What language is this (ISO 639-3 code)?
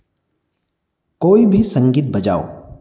hin